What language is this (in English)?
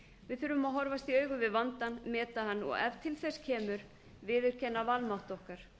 Icelandic